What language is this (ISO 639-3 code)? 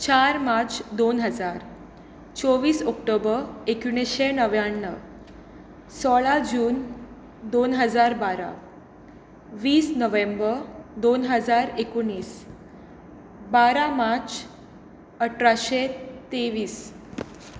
kok